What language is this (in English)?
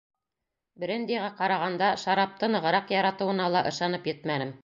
Bashkir